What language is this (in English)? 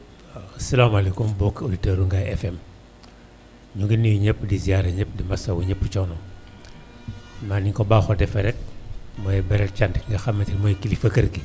Wolof